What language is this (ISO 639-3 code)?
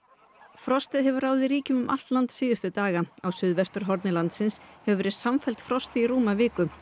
isl